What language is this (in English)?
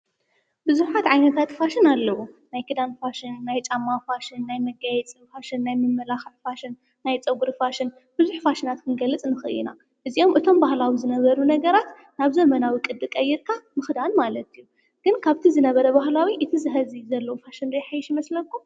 Tigrinya